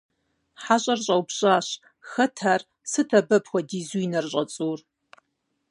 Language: Kabardian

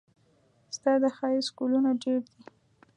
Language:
Pashto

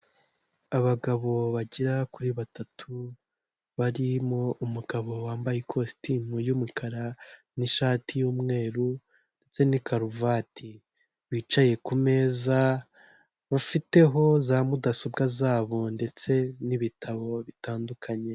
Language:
Kinyarwanda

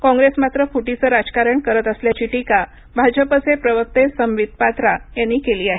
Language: Marathi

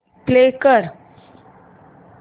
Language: Marathi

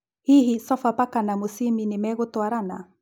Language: Kikuyu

